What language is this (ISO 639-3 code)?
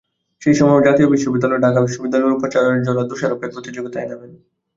ben